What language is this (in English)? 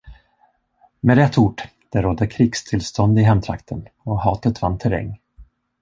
Swedish